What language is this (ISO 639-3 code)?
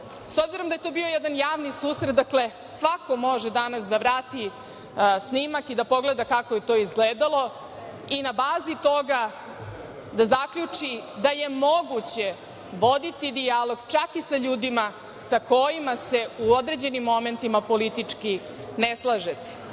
srp